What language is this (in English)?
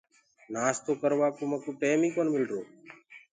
Gurgula